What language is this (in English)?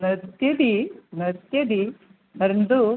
Sanskrit